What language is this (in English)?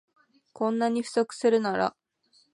Japanese